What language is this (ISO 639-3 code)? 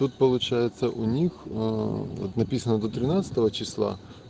rus